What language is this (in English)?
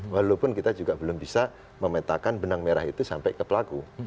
Indonesian